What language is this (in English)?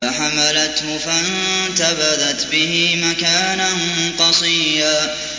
Arabic